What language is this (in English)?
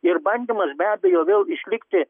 Lithuanian